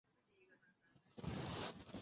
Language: Chinese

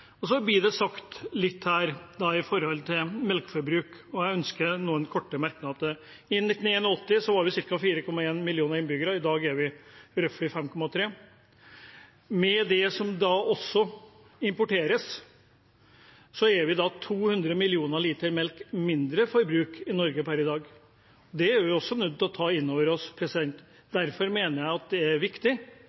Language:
Norwegian Bokmål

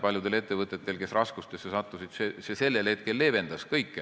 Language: Estonian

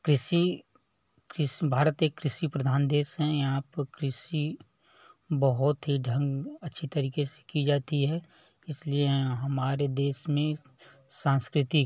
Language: Hindi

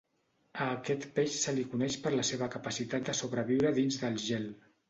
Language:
Catalan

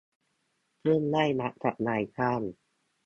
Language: Thai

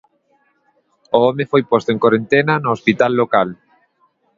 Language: Galician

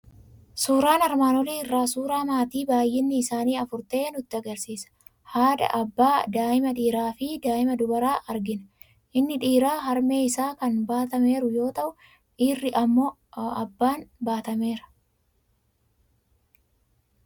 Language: Oromo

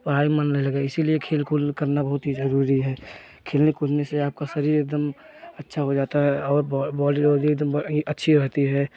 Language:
Hindi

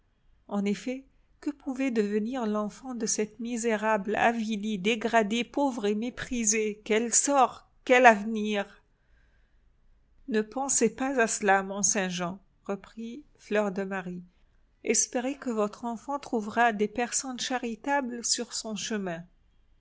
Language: French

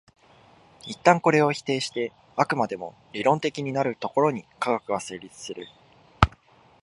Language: Japanese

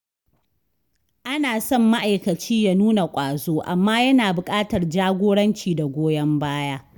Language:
Hausa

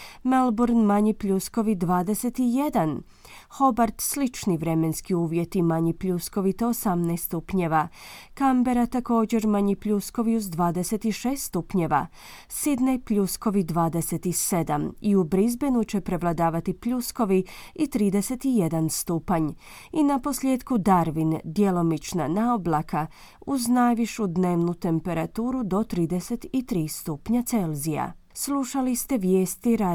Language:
Croatian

